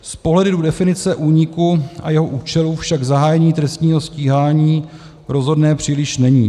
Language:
Czech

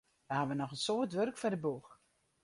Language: Western Frisian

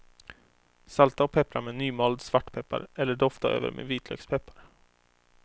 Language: Swedish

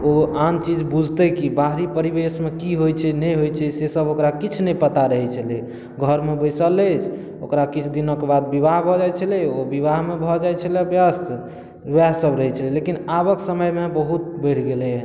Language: Maithili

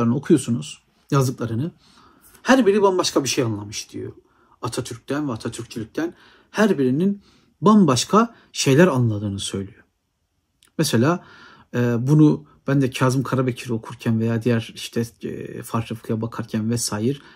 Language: Turkish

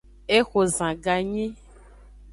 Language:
Aja (Benin)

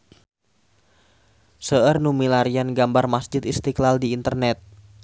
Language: Sundanese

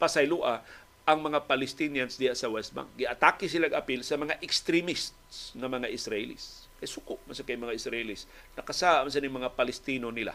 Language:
Filipino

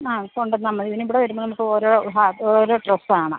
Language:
Malayalam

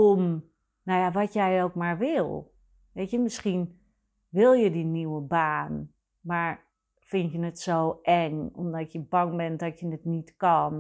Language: Dutch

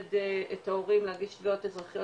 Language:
Hebrew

